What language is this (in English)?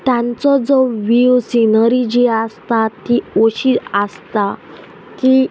Konkani